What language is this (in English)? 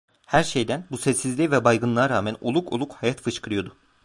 Turkish